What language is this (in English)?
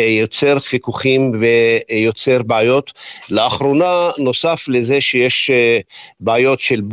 Hebrew